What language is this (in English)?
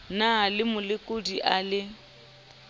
Southern Sotho